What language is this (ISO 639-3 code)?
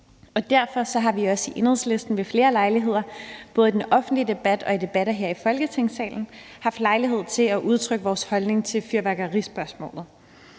dan